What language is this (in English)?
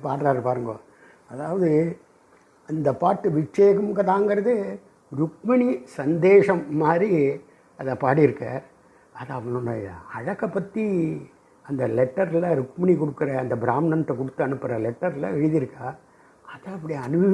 Sanskrit